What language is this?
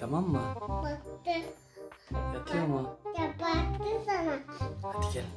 Turkish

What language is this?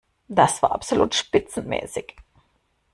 German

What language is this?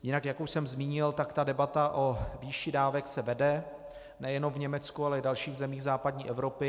Czech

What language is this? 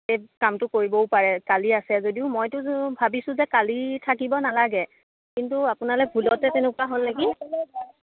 Assamese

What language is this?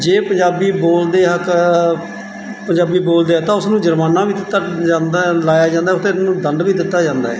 Punjabi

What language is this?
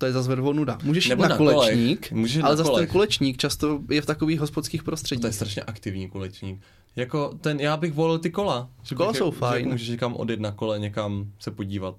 Czech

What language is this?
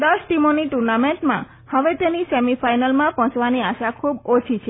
Gujarati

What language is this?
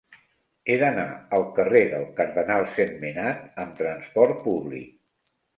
Catalan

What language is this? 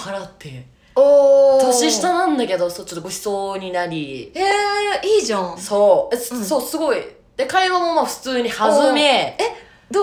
Japanese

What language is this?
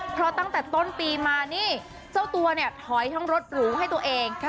Thai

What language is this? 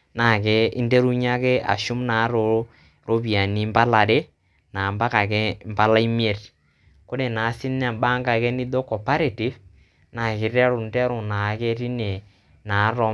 Masai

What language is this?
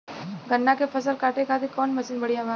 Bhojpuri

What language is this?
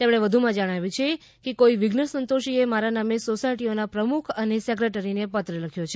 Gujarati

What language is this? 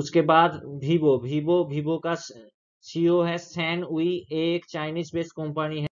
Hindi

